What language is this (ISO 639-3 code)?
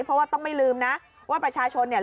tha